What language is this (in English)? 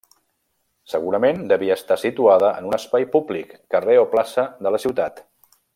Catalan